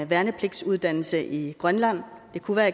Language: Danish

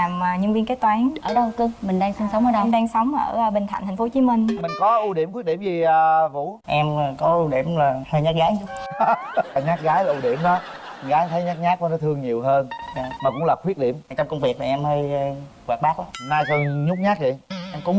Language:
Vietnamese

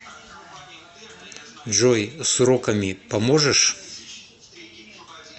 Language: Russian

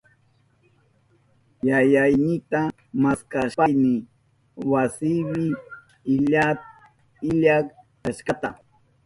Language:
Southern Pastaza Quechua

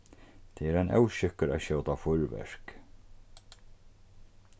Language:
Faroese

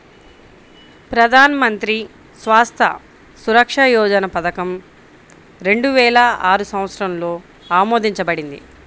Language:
Telugu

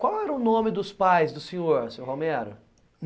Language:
Portuguese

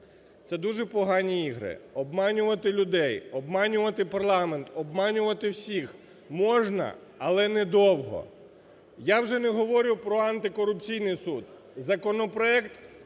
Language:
Ukrainian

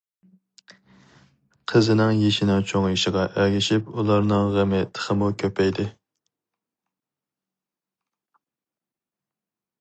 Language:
Uyghur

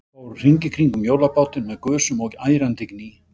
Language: Icelandic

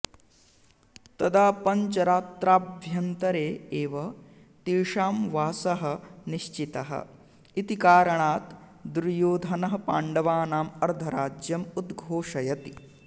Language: Sanskrit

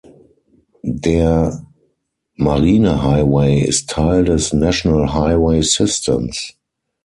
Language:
German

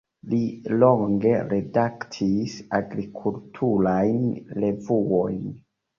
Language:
Esperanto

